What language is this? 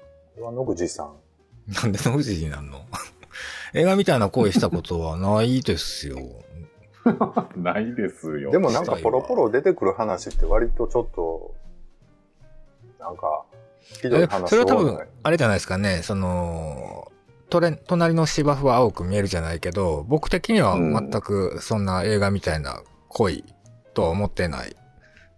Japanese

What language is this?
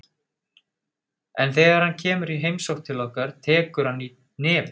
Icelandic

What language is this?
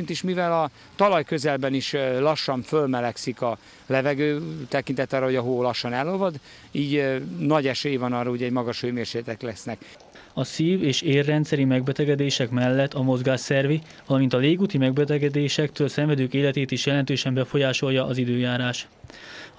Hungarian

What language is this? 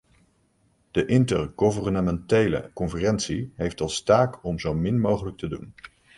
Dutch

